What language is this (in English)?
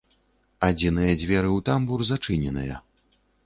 Belarusian